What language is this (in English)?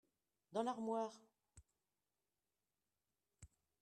French